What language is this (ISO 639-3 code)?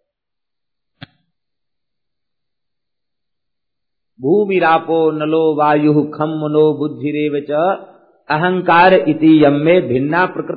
hin